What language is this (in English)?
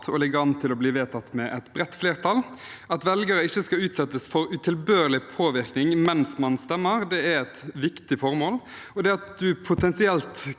Norwegian